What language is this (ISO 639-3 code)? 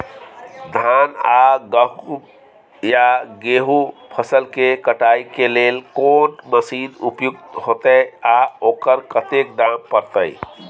mai